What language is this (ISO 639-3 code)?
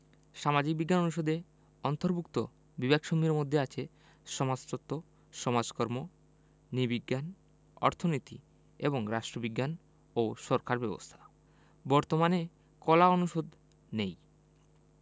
ben